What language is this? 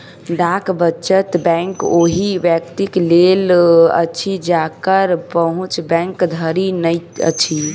Maithili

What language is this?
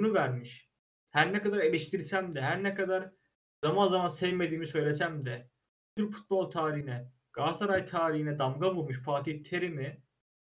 Turkish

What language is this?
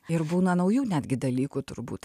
Lithuanian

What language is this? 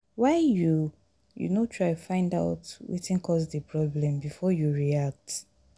Nigerian Pidgin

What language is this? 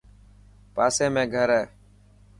Dhatki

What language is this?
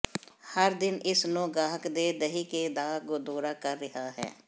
Punjabi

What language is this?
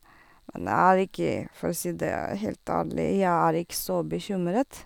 Norwegian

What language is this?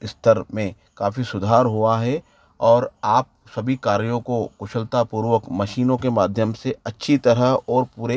Hindi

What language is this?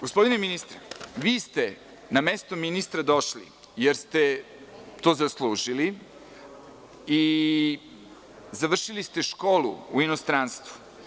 Serbian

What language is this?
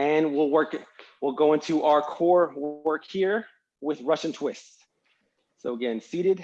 English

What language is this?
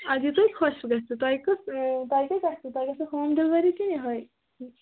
Kashmiri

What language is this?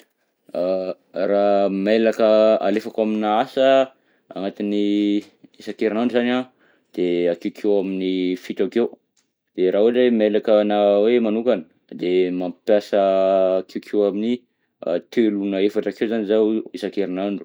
Southern Betsimisaraka Malagasy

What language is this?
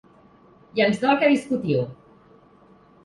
Catalan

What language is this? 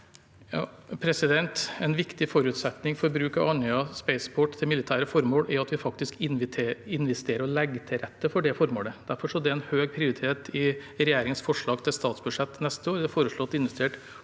Norwegian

